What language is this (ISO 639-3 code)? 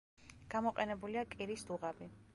kat